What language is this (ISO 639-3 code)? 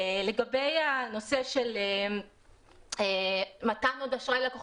heb